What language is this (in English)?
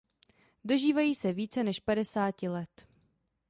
Czech